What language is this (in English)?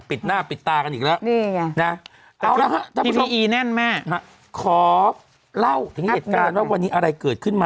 Thai